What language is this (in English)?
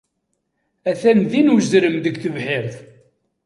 Kabyle